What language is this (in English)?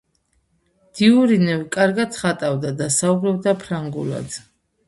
Georgian